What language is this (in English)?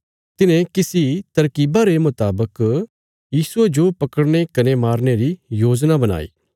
Bilaspuri